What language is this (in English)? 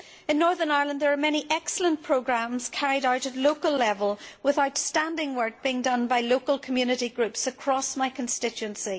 English